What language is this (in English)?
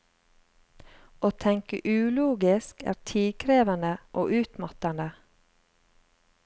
Norwegian